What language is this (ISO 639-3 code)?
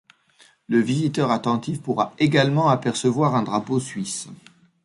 fra